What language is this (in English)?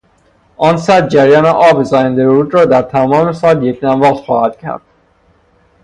Persian